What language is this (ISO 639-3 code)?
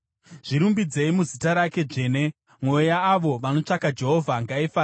sna